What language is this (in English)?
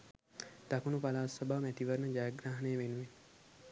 Sinhala